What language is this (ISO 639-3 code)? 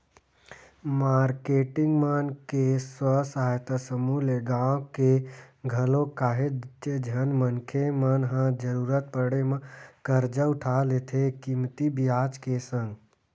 hne